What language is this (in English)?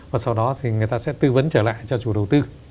Vietnamese